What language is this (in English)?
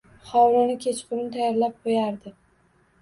Uzbek